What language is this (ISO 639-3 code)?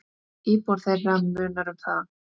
isl